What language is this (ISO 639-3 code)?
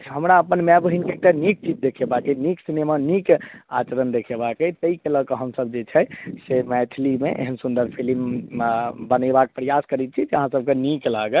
mai